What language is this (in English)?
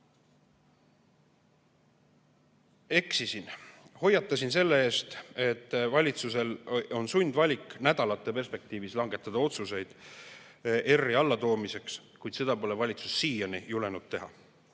Estonian